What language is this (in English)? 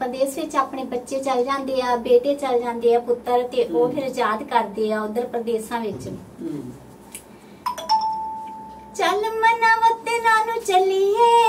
Punjabi